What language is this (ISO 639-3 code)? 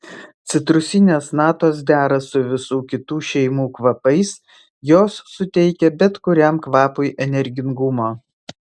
lit